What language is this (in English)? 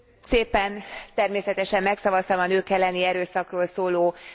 Hungarian